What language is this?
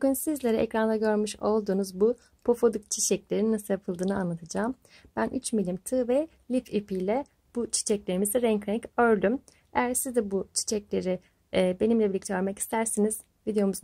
Turkish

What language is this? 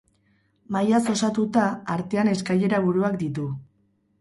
Basque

